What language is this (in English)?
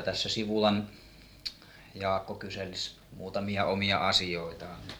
Finnish